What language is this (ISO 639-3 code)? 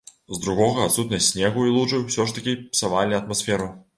bel